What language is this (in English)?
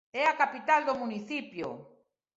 Galician